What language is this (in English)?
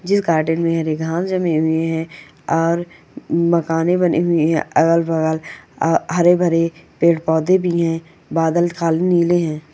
Magahi